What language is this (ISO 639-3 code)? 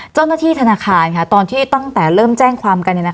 tha